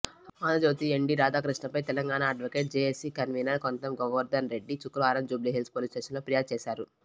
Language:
Telugu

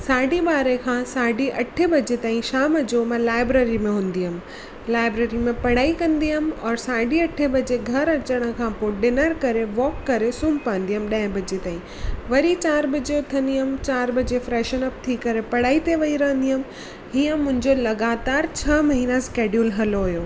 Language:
Sindhi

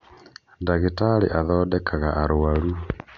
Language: Kikuyu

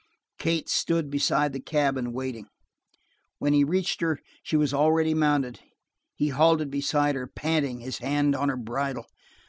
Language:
English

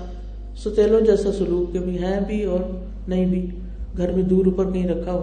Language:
Urdu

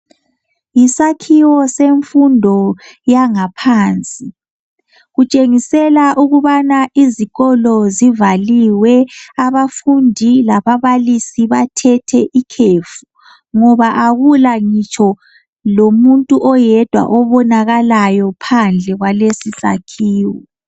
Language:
North Ndebele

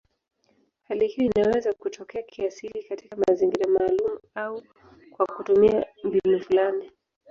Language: Swahili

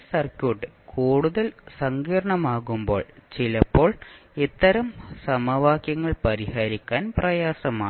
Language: Malayalam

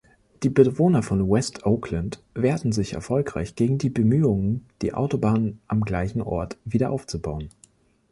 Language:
German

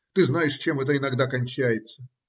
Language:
Russian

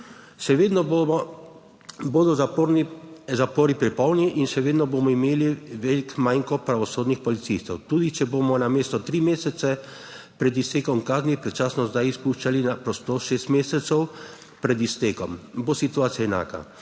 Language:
Slovenian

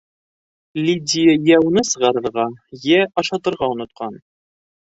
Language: Bashkir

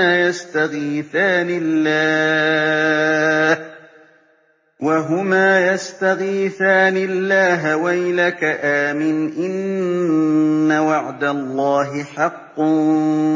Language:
Arabic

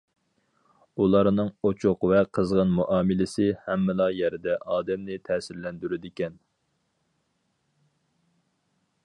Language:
Uyghur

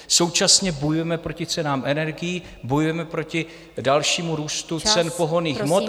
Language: Czech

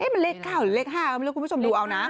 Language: Thai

